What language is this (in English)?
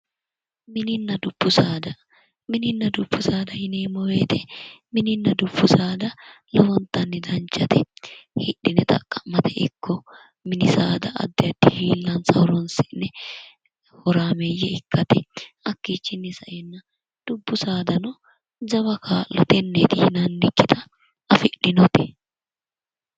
Sidamo